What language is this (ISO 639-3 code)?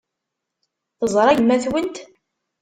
kab